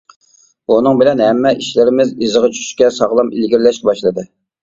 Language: Uyghur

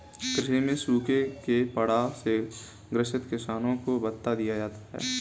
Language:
Hindi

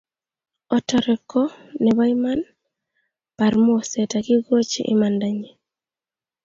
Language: Kalenjin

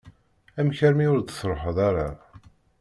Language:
Kabyle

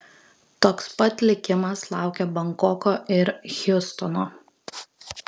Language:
Lithuanian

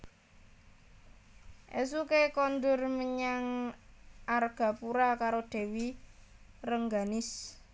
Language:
Javanese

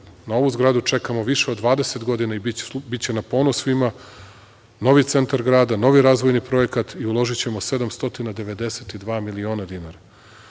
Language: Serbian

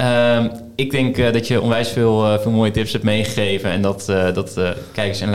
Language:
Dutch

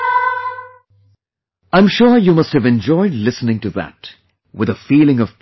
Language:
English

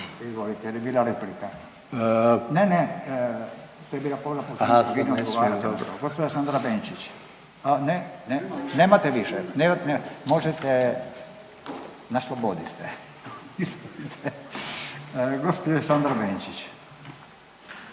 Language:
Croatian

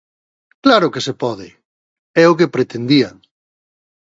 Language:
Galician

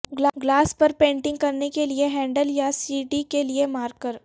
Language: Urdu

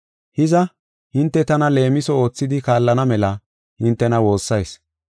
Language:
Gofa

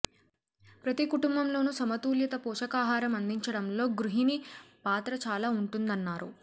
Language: Telugu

